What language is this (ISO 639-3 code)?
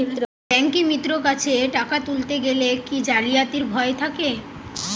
ben